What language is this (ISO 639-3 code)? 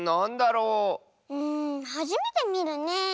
jpn